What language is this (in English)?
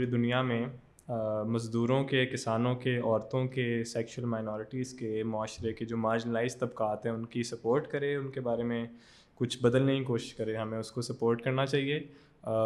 Urdu